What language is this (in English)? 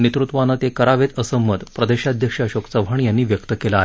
Marathi